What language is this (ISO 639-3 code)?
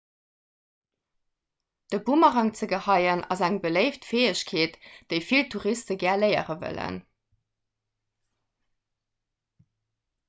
ltz